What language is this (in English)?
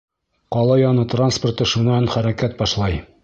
Bashkir